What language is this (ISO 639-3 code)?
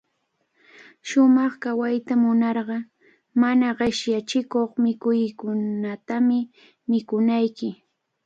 qvl